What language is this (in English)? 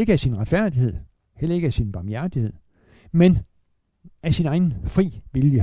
Danish